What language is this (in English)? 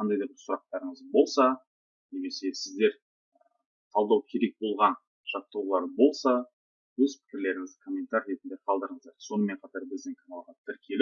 Turkish